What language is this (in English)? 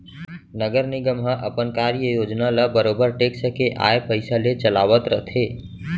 Chhattisgarhi